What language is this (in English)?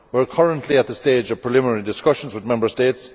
English